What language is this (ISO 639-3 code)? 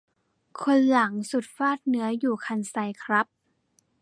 tha